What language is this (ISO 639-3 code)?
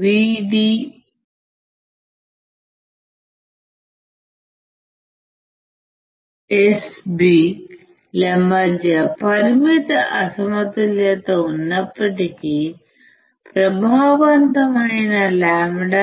tel